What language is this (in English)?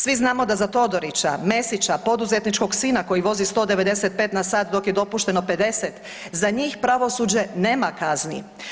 Croatian